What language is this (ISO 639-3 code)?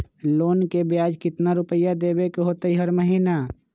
mag